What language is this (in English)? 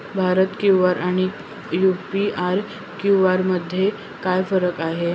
Marathi